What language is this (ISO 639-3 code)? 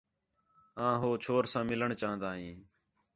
xhe